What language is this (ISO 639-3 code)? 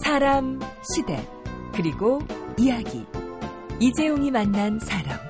kor